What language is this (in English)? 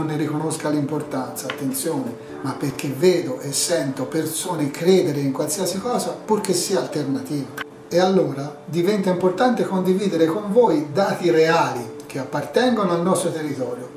Italian